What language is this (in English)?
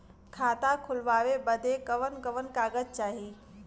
Bhojpuri